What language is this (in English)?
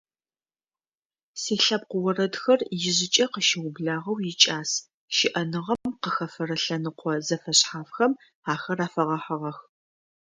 Adyghe